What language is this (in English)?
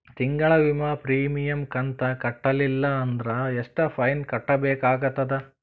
Kannada